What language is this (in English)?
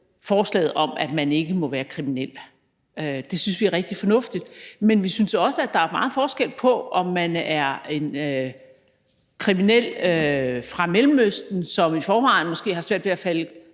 Danish